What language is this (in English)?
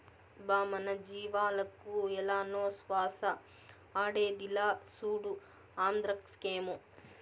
Telugu